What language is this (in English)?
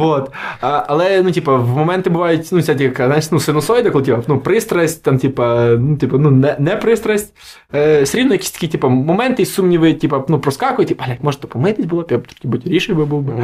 Ukrainian